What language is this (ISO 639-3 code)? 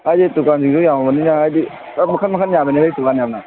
mni